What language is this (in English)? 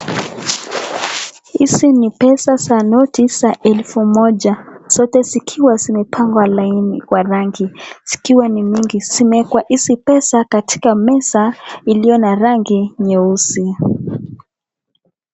Swahili